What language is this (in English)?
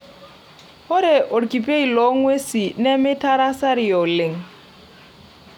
Masai